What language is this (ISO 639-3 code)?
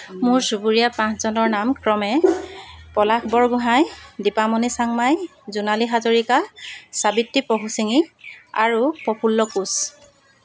asm